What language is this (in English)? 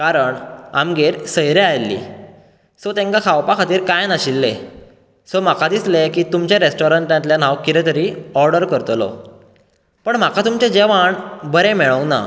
Konkani